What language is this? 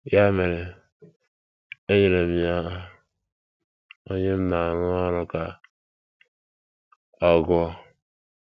Igbo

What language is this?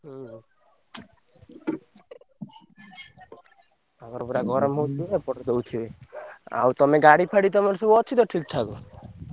Odia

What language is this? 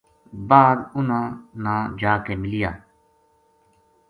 Gujari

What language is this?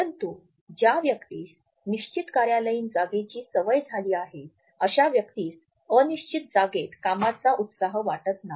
Marathi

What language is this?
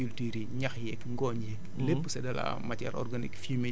Wolof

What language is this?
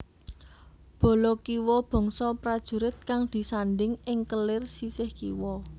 Javanese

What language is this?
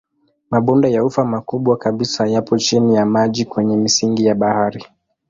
Swahili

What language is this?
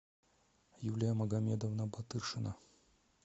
Russian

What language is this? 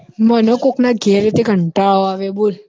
Gujarati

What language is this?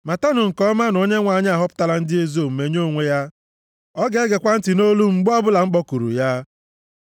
Igbo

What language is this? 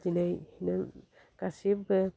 Bodo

